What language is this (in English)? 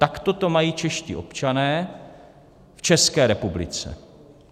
Czech